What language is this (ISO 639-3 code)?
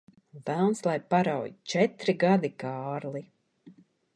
lav